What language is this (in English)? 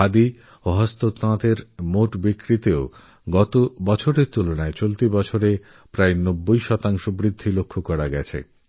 Bangla